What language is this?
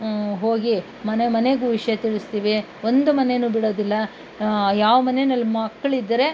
Kannada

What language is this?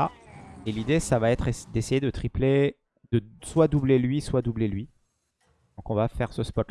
French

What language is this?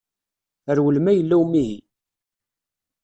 Kabyle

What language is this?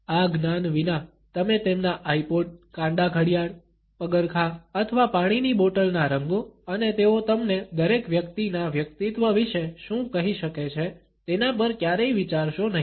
Gujarati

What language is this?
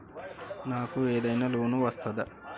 Telugu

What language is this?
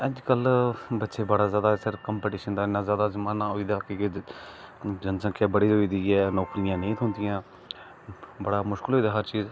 Dogri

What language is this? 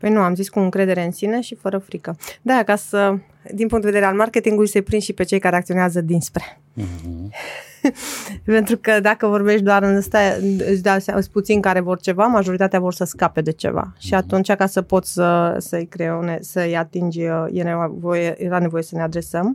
Romanian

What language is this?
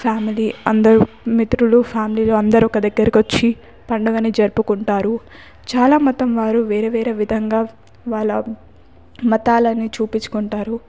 Telugu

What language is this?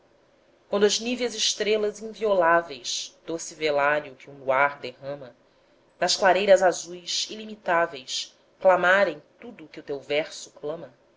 Portuguese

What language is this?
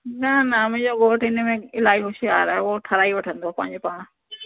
Sindhi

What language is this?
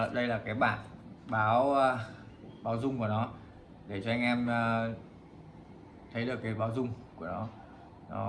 Vietnamese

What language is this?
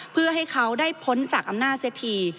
Thai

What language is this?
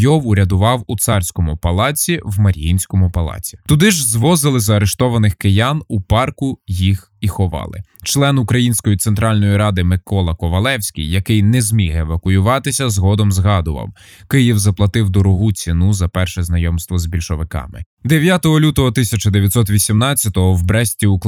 Ukrainian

